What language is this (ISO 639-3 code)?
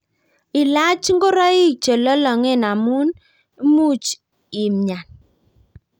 kln